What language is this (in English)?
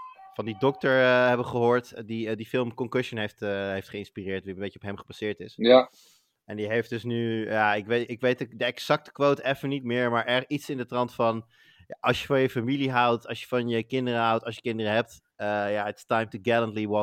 Dutch